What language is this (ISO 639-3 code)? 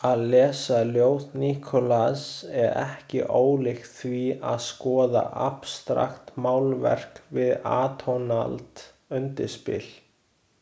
isl